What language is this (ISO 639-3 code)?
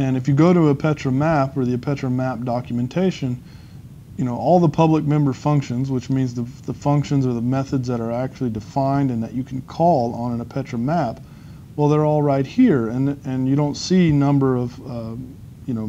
eng